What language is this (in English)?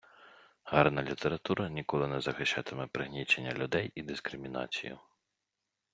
Ukrainian